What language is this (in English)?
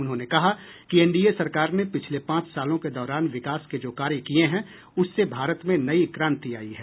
Hindi